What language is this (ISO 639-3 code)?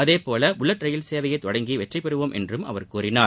tam